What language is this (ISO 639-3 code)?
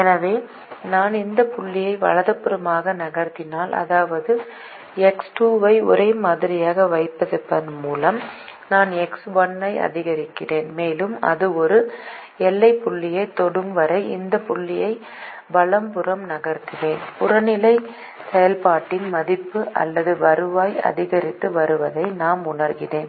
tam